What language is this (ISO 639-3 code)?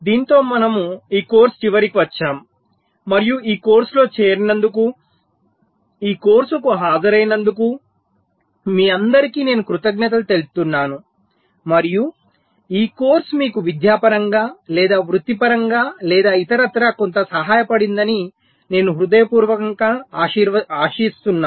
tel